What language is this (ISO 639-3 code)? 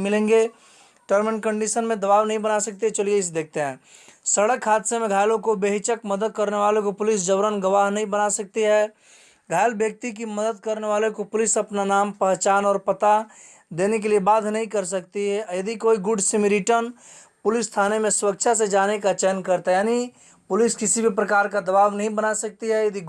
hin